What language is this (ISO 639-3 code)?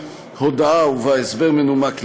heb